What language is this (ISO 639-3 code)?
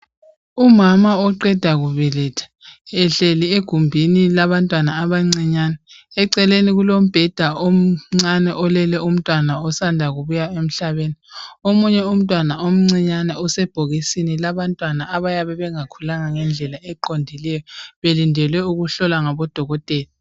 nde